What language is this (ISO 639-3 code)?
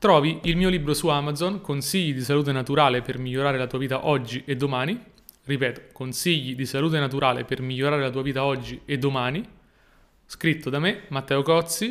ita